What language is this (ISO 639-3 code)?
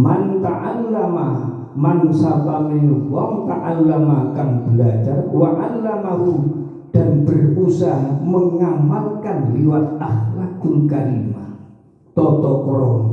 ind